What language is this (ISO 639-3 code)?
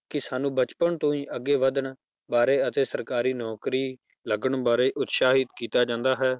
pan